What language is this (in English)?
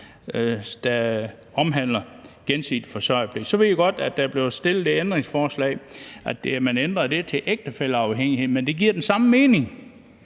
Danish